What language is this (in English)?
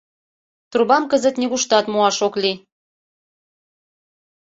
Mari